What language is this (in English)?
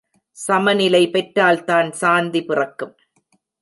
Tamil